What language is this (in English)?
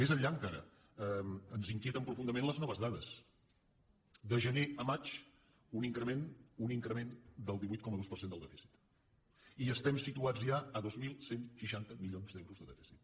Catalan